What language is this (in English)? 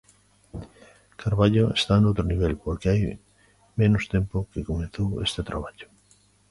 Galician